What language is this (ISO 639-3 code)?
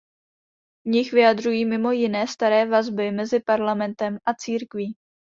ces